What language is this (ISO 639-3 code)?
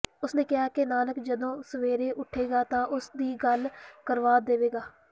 pan